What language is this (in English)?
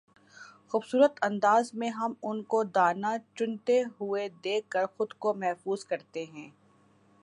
Urdu